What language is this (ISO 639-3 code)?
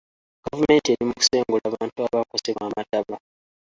lug